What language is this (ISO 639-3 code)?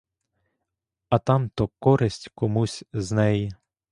ukr